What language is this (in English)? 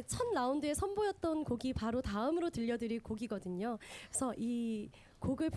Korean